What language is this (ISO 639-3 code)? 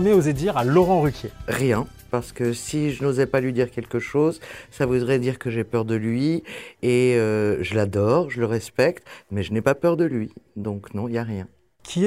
fra